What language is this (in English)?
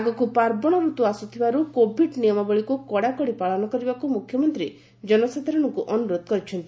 Odia